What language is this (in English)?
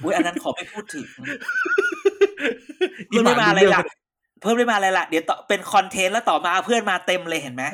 Thai